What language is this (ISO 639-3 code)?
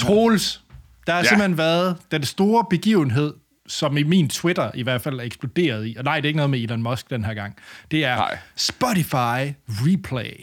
dan